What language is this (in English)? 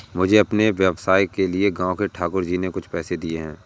Hindi